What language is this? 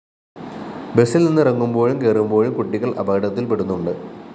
Malayalam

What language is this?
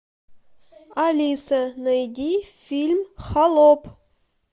Russian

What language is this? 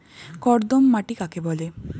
Bangla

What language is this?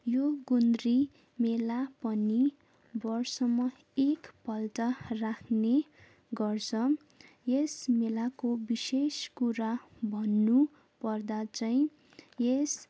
Nepali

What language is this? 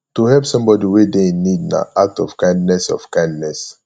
Nigerian Pidgin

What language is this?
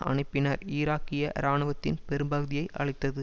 Tamil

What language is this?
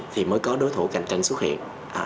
Vietnamese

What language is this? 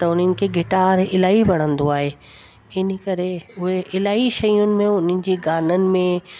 Sindhi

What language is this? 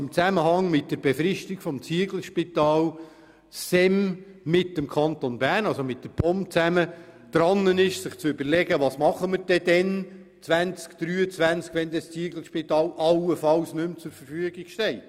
Swiss German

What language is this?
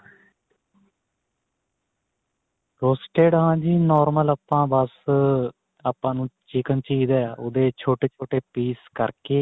Punjabi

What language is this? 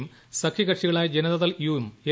Malayalam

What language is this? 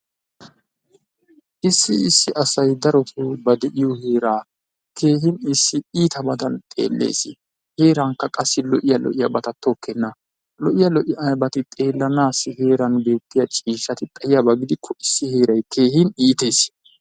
Wolaytta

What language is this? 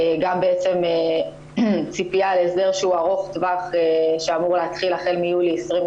Hebrew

